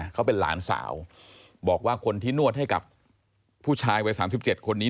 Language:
Thai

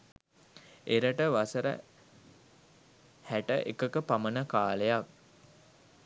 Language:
Sinhala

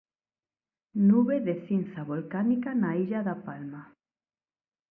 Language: Galician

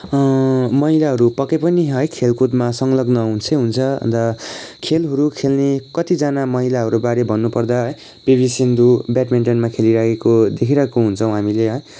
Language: Nepali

